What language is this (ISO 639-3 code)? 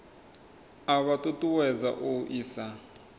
ven